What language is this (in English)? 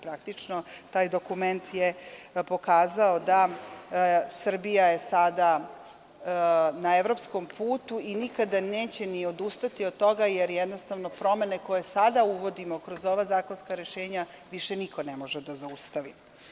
Serbian